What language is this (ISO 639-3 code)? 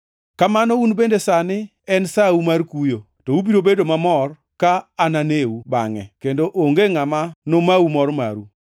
luo